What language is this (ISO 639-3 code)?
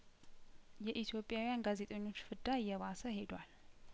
amh